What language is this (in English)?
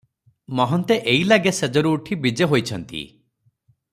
Odia